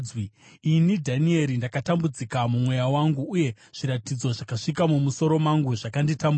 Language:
Shona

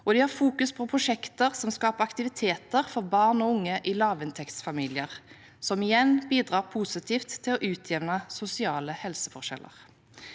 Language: Norwegian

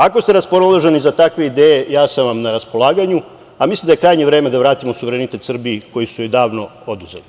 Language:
Serbian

